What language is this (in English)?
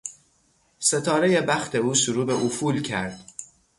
Persian